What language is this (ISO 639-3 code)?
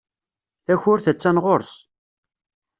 kab